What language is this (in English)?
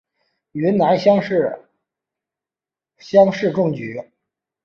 Chinese